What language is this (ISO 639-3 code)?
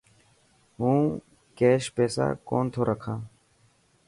mki